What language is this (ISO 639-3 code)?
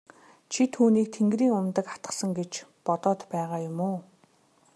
mon